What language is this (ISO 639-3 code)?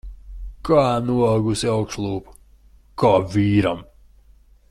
lav